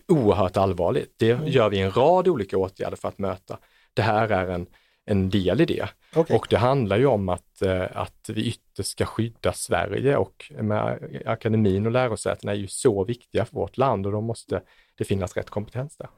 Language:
Swedish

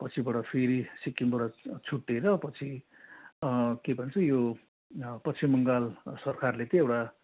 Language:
Nepali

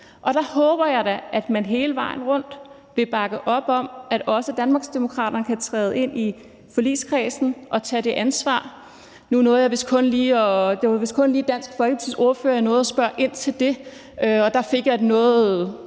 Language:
Danish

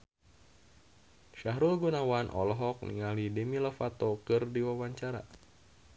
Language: Sundanese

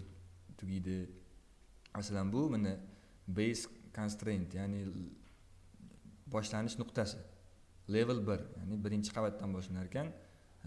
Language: Turkish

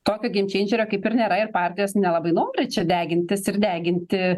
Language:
Lithuanian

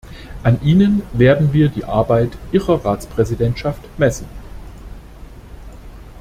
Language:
German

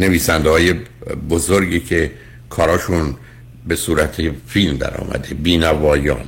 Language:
Persian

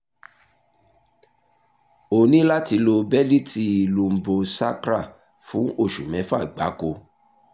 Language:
Yoruba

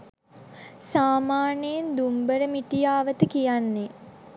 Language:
Sinhala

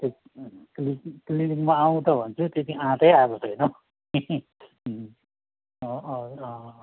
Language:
Nepali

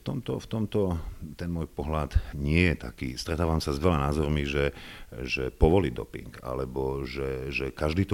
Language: Slovak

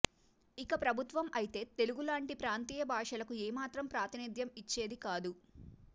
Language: Telugu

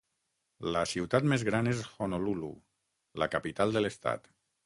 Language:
Catalan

